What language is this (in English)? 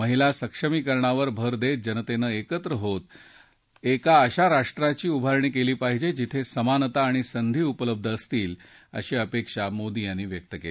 Marathi